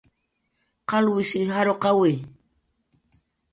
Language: Jaqaru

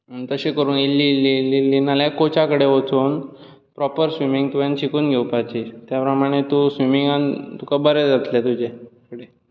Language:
Konkani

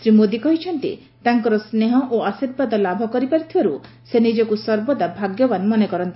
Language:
Odia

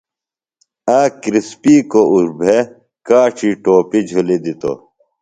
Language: Phalura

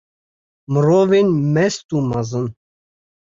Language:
Kurdish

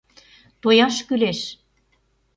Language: Mari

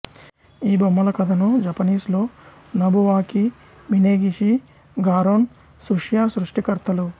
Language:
Telugu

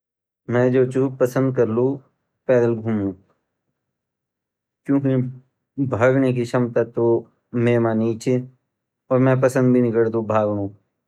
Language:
Garhwali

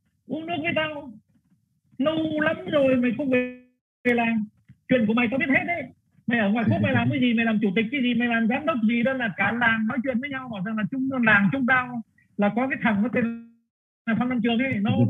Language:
Vietnamese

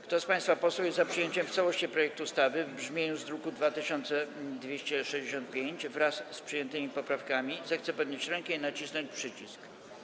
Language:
Polish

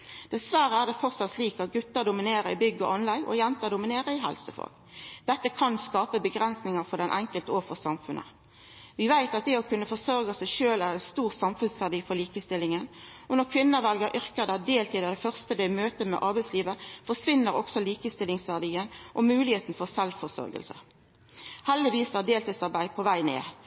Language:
Norwegian Nynorsk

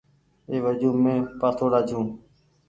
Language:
Goaria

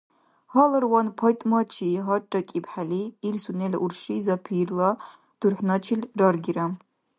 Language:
Dargwa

